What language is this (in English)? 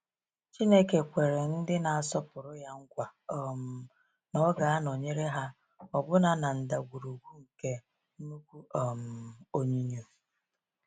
Igbo